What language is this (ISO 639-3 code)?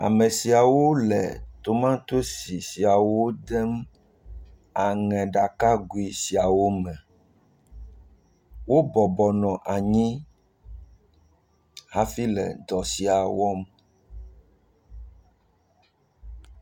ewe